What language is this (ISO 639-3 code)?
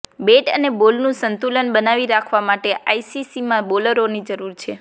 guj